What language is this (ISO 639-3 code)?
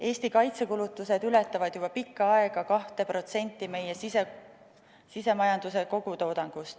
est